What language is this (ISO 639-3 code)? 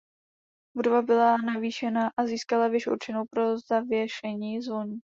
ces